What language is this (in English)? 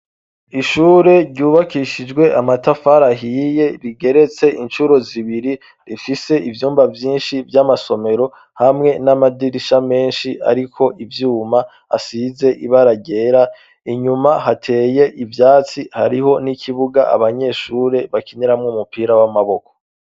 Rundi